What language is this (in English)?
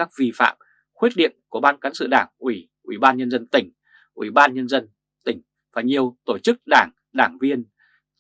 Vietnamese